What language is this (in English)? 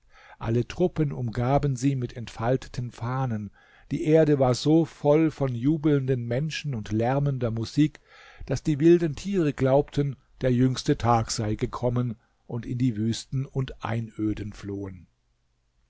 German